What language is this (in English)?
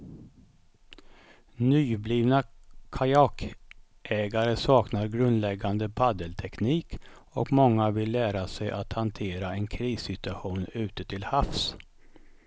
Swedish